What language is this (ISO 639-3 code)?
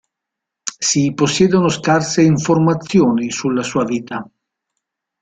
ita